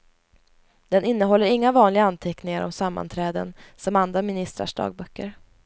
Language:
Swedish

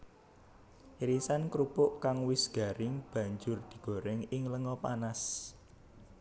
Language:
Javanese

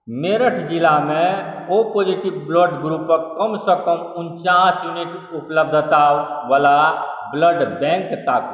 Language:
Maithili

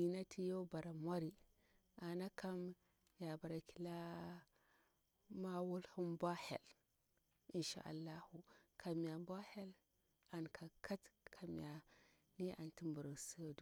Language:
Bura-Pabir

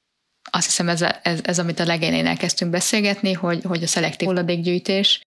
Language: Hungarian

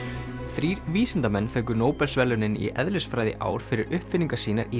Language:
Icelandic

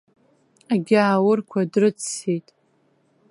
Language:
Abkhazian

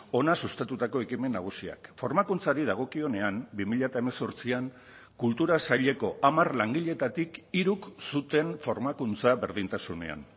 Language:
Basque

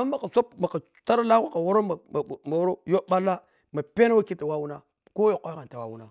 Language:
Piya-Kwonci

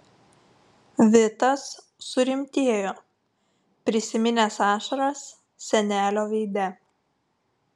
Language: Lithuanian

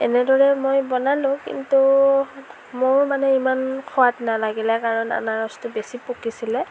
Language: Assamese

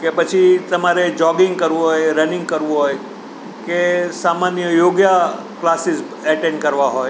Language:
Gujarati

